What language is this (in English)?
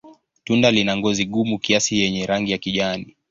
Swahili